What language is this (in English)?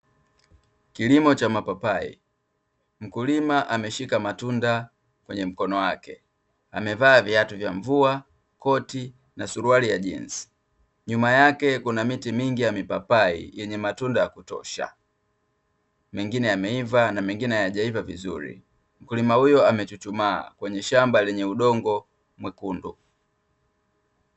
Swahili